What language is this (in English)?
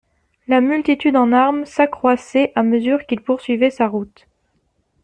French